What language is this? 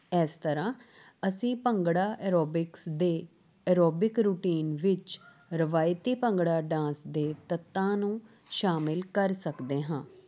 Punjabi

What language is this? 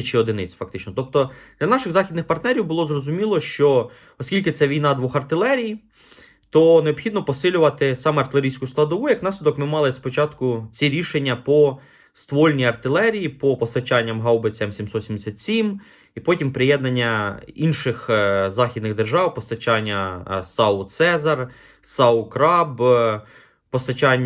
Ukrainian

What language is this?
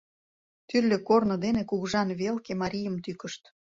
Mari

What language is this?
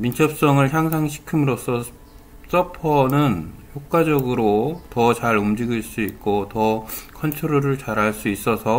Korean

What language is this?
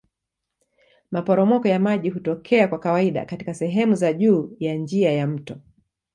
Swahili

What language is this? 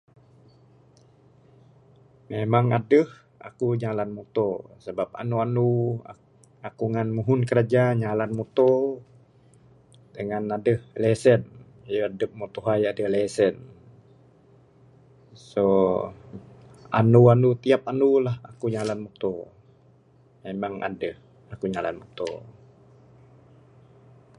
Bukar-Sadung Bidayuh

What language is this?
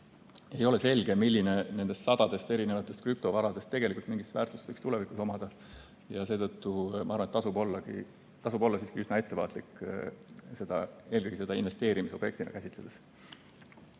Estonian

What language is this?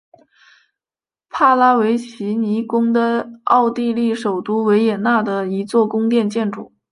Chinese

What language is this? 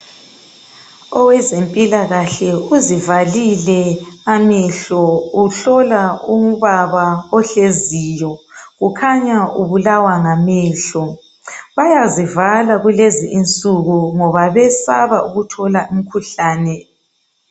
North Ndebele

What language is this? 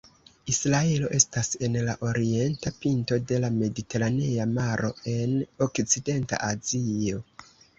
Esperanto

